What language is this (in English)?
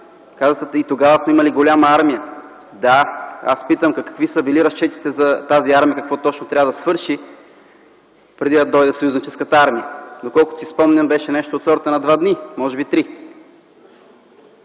Bulgarian